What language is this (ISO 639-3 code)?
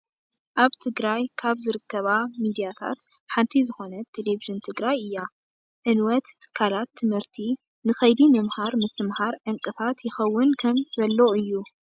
tir